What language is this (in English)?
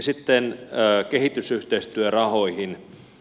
Finnish